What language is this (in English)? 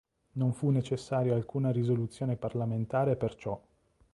Italian